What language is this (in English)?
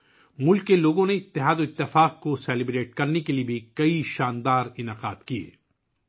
Urdu